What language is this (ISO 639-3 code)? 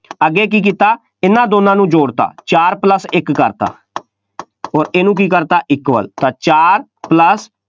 pan